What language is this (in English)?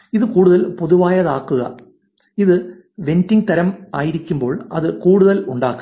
Malayalam